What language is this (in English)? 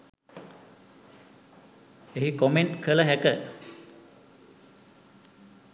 Sinhala